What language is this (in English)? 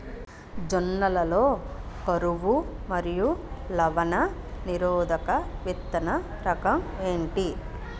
Telugu